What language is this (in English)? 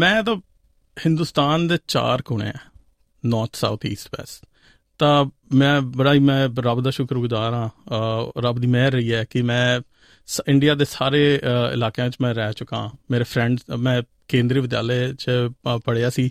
Punjabi